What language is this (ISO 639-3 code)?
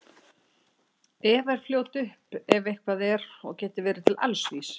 isl